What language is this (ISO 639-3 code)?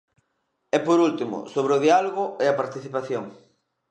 glg